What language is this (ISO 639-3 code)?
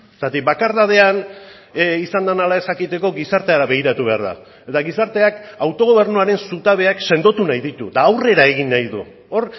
eus